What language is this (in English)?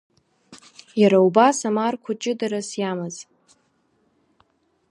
Abkhazian